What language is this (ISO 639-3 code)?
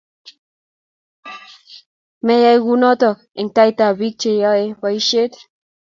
kln